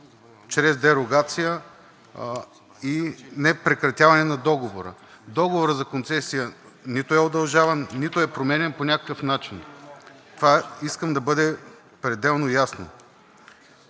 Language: Bulgarian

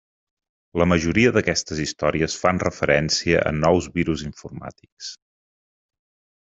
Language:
Catalan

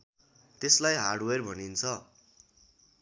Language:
Nepali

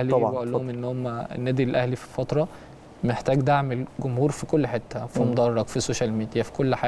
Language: Arabic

